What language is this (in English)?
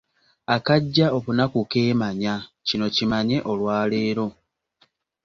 Ganda